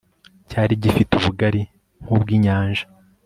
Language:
Kinyarwanda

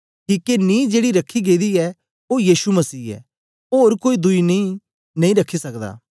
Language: Dogri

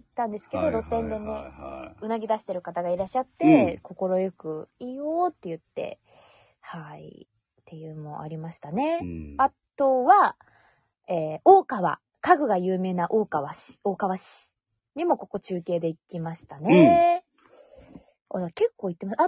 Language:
Japanese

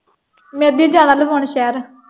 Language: Punjabi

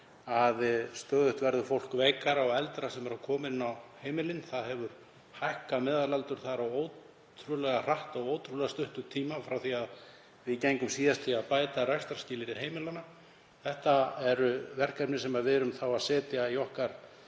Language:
Icelandic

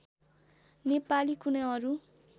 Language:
Nepali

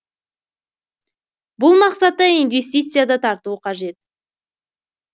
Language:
Kazakh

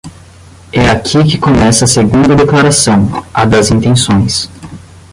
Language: Portuguese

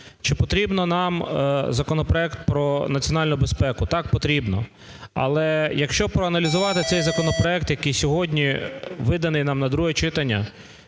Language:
Ukrainian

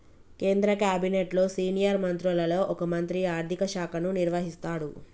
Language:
Telugu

